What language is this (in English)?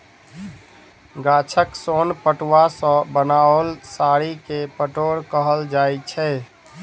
Maithili